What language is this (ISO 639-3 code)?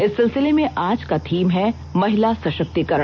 hin